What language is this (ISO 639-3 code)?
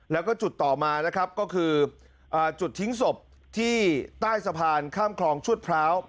tha